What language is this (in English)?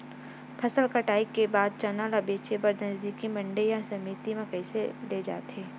Chhattisgarhi